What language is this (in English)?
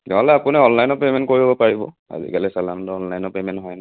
Assamese